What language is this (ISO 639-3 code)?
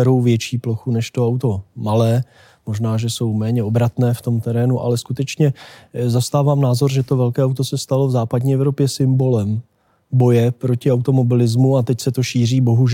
ces